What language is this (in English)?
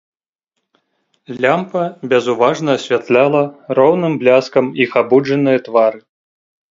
Belarusian